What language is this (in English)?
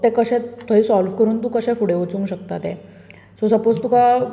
Konkani